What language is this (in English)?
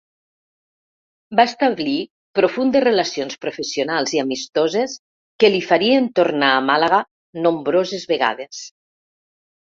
Catalan